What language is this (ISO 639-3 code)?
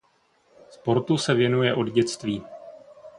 ces